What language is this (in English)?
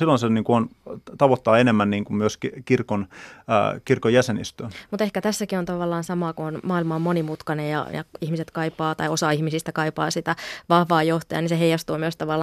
Finnish